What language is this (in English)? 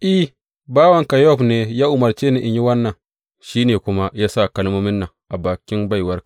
Hausa